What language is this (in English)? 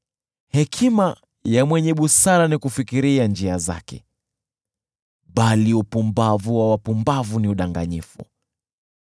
Swahili